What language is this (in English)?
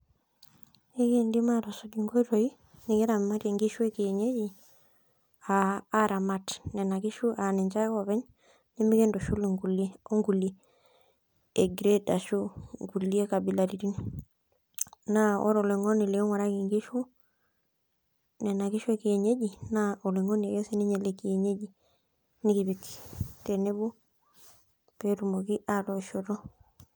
Masai